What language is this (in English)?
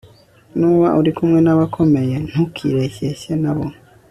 Kinyarwanda